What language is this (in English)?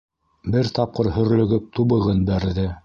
Bashkir